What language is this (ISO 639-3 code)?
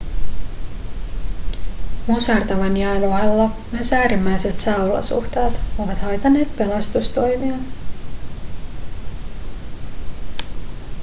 fin